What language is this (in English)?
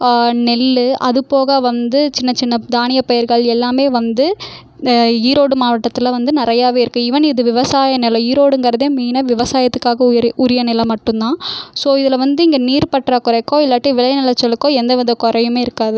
Tamil